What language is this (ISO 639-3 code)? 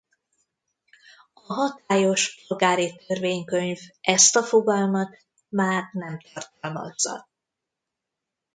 hun